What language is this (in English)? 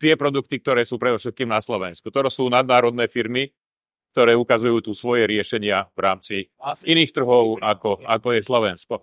Slovak